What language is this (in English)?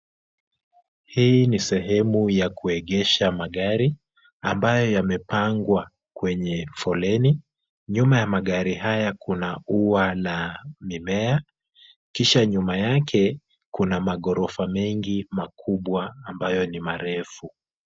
Swahili